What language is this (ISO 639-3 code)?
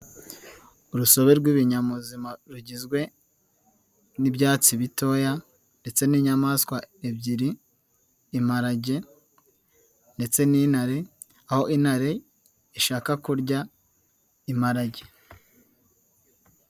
kin